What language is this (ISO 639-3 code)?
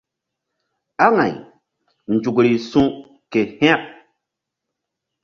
mdd